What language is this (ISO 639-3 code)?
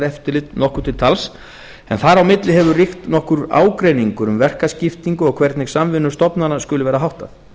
isl